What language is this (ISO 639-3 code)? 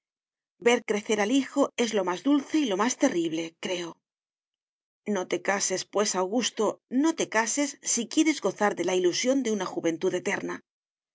spa